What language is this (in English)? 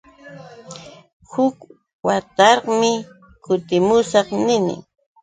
Yauyos Quechua